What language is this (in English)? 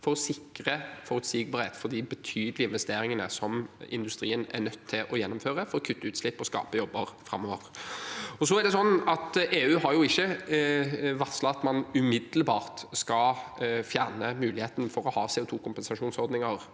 Norwegian